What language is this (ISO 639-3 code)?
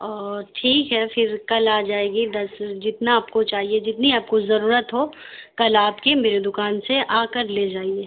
urd